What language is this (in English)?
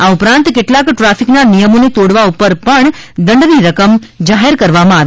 Gujarati